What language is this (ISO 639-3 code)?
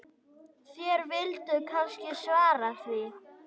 isl